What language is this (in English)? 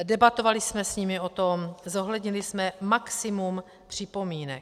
Czech